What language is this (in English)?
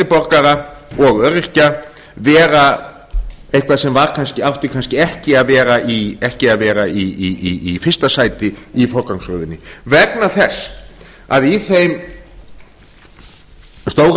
Icelandic